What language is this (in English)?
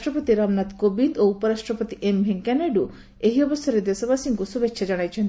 Odia